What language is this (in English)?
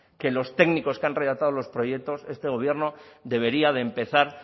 Spanish